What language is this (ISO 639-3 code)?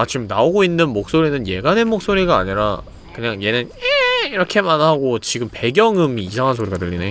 kor